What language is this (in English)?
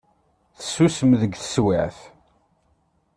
Kabyle